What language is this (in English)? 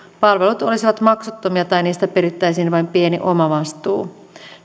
Finnish